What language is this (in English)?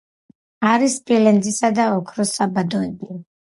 Georgian